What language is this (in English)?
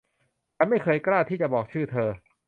Thai